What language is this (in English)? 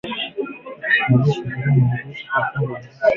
Swahili